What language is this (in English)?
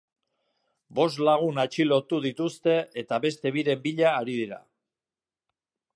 Basque